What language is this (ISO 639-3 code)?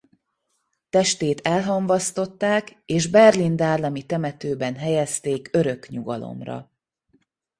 hun